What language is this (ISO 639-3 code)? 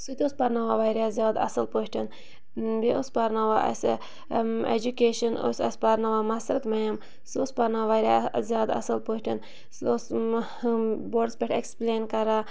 kas